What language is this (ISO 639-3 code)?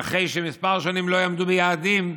heb